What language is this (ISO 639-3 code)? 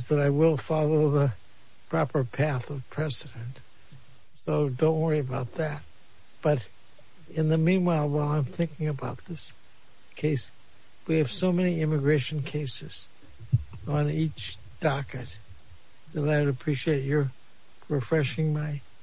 eng